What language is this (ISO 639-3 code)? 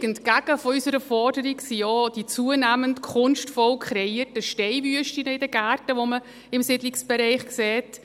gsw